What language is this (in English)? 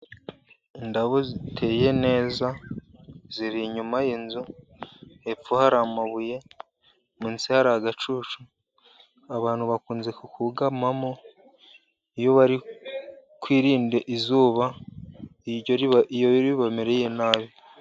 Kinyarwanda